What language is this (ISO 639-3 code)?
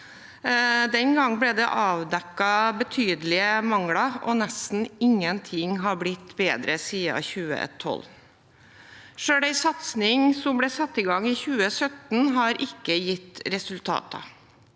nor